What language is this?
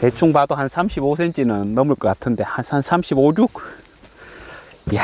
Korean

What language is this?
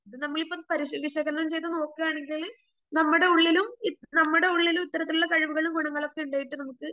Malayalam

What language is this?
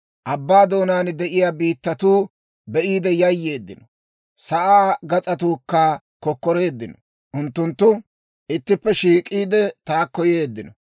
Dawro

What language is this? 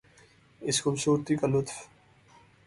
Urdu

